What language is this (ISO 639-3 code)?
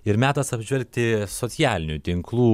lit